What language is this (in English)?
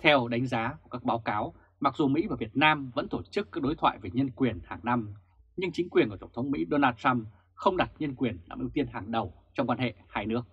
Vietnamese